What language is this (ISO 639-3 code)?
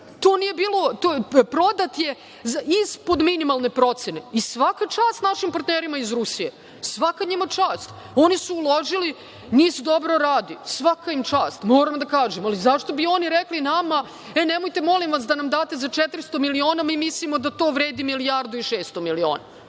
srp